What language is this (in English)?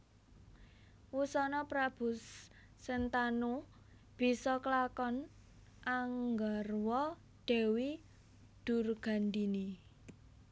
Javanese